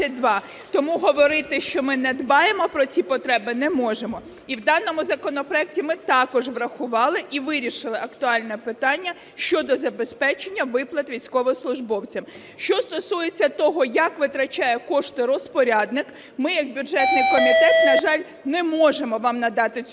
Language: Ukrainian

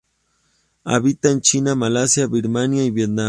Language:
Spanish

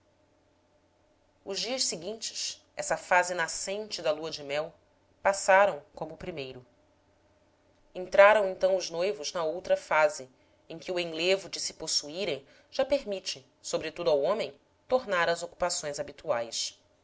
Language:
Portuguese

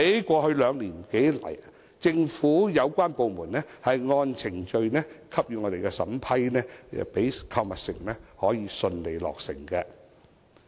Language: Cantonese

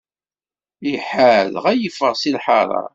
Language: Kabyle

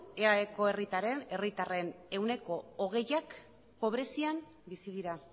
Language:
Basque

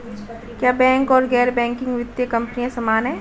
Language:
Hindi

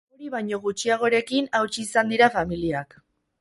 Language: Basque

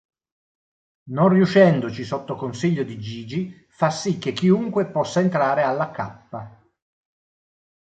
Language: Italian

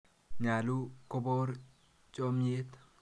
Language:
Kalenjin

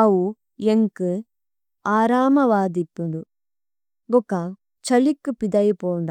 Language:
Tulu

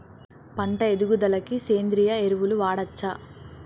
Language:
Telugu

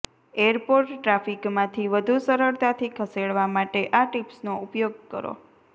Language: Gujarati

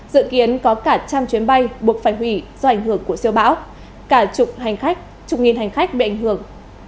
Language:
Vietnamese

